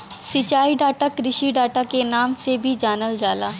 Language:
Bhojpuri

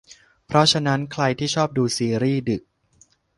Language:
Thai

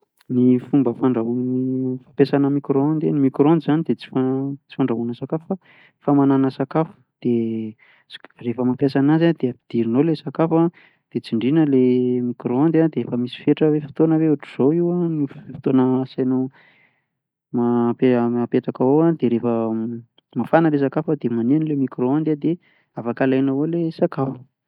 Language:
Malagasy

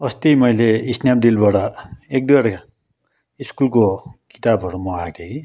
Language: Nepali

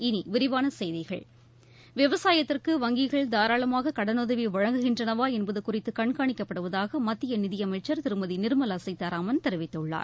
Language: Tamil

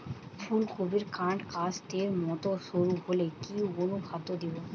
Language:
Bangla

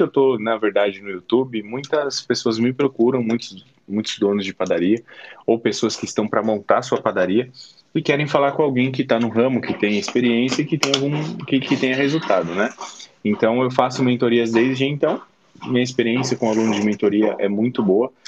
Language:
Portuguese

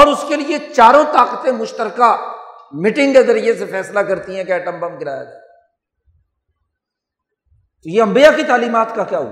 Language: Urdu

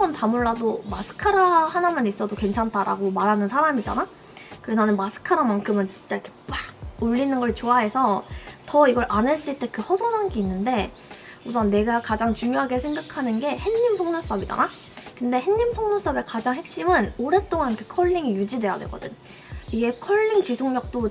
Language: Korean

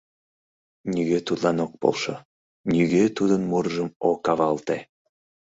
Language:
Mari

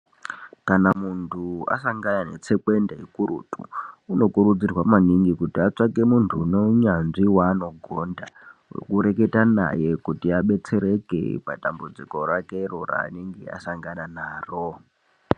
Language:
Ndau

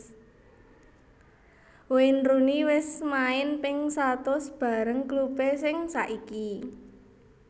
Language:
Javanese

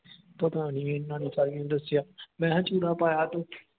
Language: Punjabi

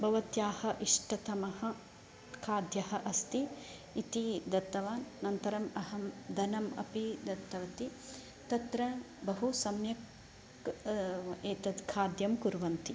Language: Sanskrit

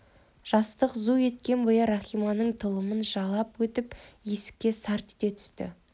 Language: Kazakh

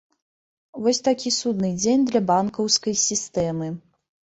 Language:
Belarusian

